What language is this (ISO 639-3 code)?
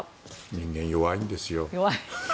jpn